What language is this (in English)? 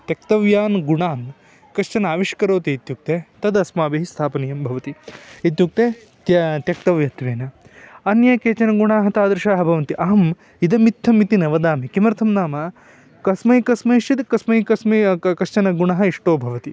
Sanskrit